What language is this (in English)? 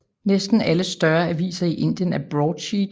Danish